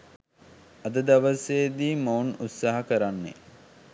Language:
Sinhala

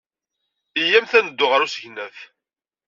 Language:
Kabyle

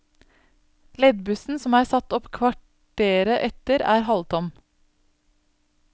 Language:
Norwegian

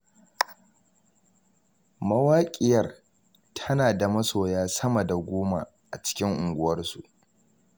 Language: Hausa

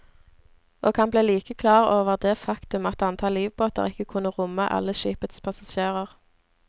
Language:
Norwegian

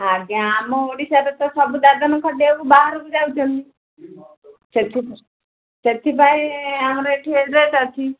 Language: Odia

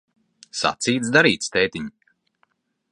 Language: Latvian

